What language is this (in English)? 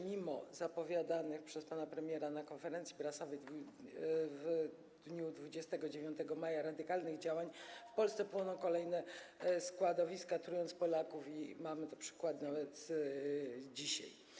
Polish